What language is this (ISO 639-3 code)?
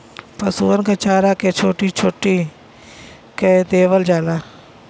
bho